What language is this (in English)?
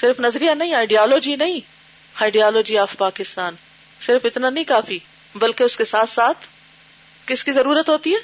Urdu